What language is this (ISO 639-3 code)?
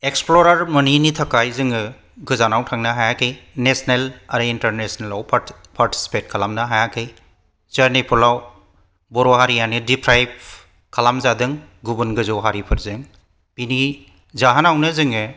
brx